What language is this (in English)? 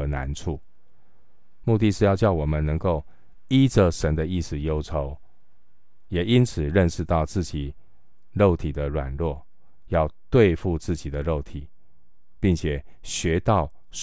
Chinese